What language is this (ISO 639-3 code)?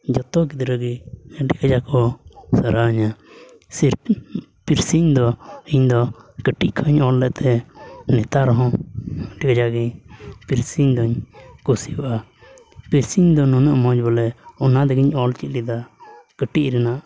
sat